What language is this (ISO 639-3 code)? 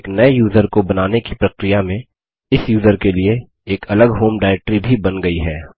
hin